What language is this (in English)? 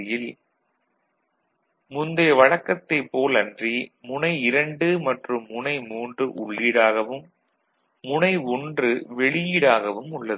Tamil